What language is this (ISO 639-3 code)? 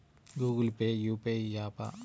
tel